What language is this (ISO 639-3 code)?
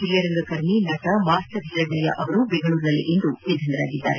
kan